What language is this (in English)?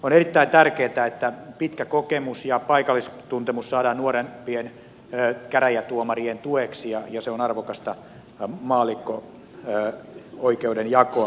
Finnish